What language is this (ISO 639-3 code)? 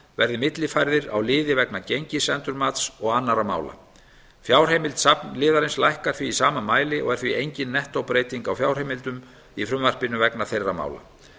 isl